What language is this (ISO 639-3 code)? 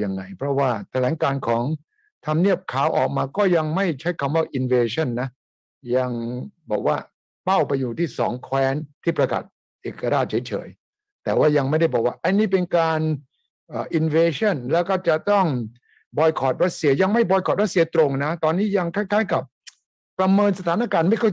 tha